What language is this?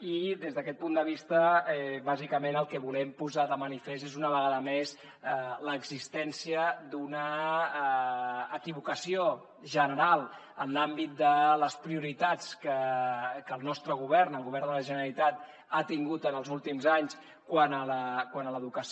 Catalan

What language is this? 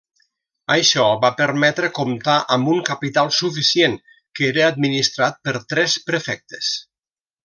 Catalan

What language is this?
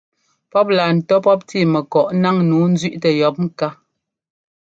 Ngomba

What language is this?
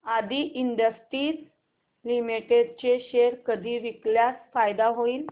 Marathi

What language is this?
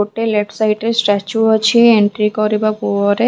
Odia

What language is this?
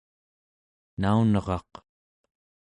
Central Yupik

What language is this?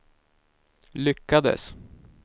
Swedish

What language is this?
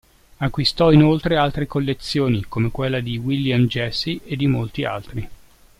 Italian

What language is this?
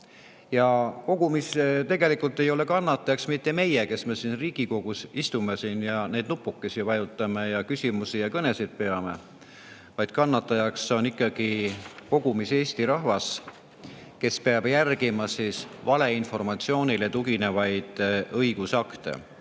Estonian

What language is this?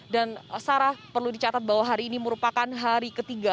Indonesian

